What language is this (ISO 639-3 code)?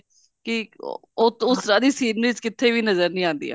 pan